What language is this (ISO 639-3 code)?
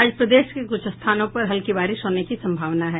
hin